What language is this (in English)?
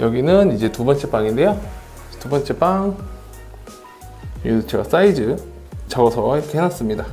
Korean